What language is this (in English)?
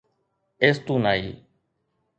Sindhi